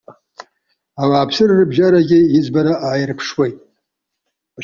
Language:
Abkhazian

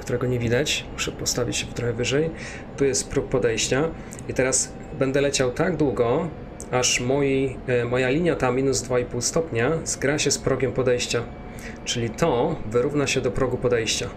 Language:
Polish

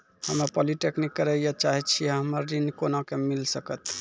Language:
Maithili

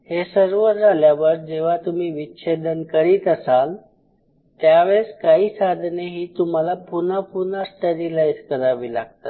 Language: Marathi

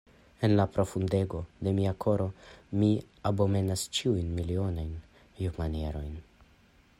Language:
Esperanto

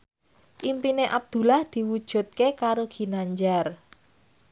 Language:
Javanese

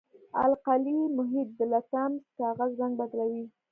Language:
Pashto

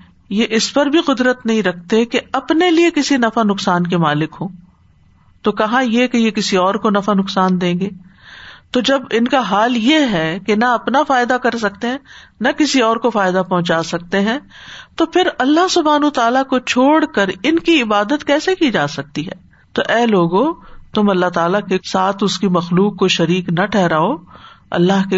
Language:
Urdu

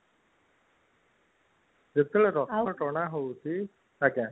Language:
Odia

